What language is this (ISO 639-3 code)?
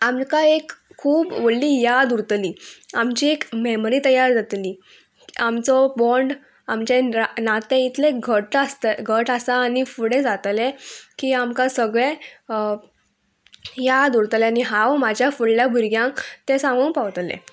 kok